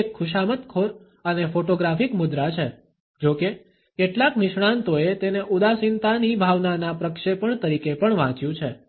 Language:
Gujarati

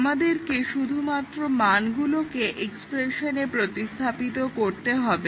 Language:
Bangla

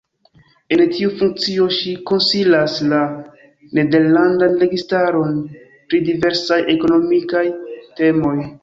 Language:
Esperanto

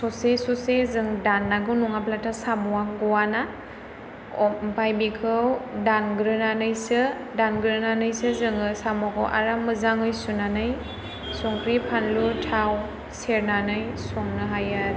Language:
Bodo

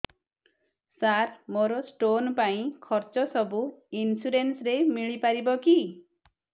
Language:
Odia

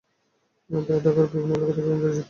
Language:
Bangla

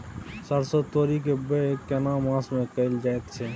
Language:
Maithili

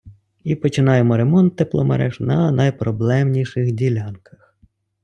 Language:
Ukrainian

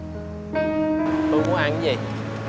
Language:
Vietnamese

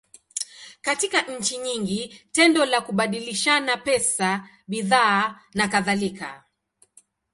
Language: Swahili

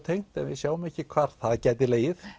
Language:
Icelandic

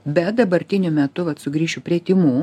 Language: Lithuanian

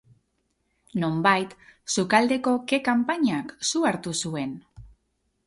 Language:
Basque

